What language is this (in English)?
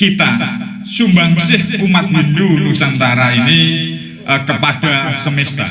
Indonesian